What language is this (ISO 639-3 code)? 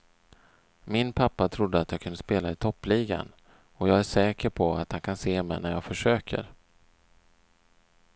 swe